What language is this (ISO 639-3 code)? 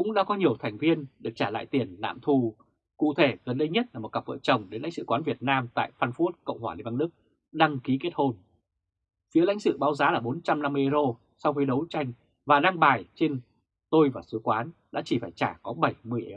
vie